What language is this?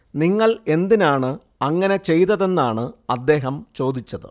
Malayalam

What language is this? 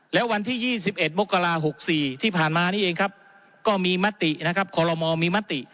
Thai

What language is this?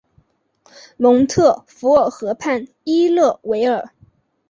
Chinese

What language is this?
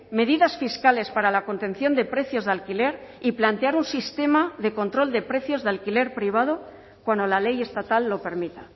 Spanish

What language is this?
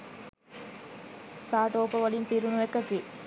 Sinhala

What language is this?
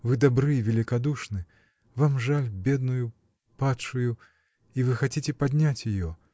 Russian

